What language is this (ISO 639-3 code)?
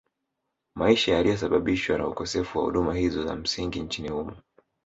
swa